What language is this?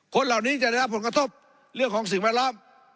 Thai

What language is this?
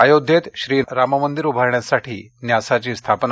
Marathi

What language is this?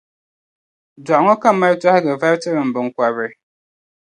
Dagbani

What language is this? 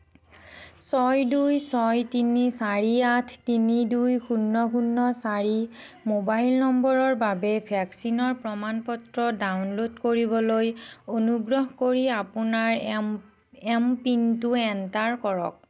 Assamese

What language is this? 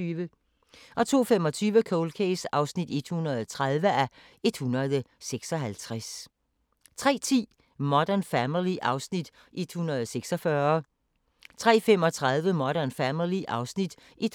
Danish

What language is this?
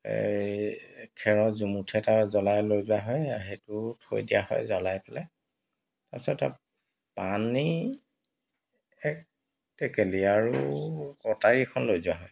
Assamese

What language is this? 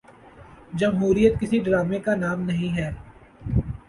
Urdu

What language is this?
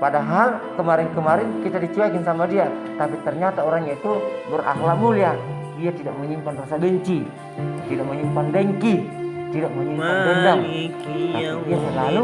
Indonesian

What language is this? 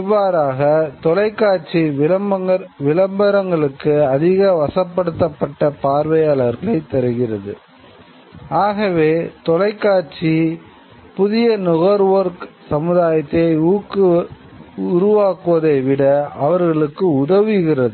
Tamil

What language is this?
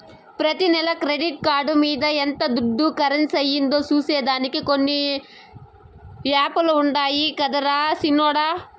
Telugu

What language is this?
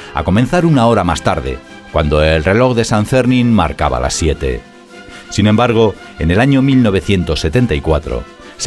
Spanish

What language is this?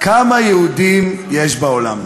Hebrew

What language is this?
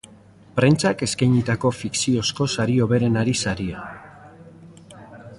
Basque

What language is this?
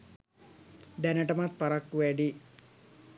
Sinhala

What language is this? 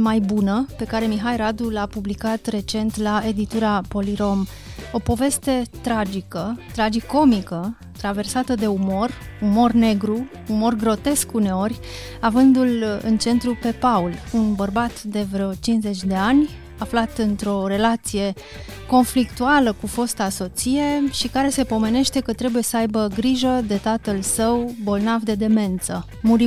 Romanian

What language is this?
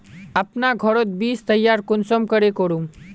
Magahi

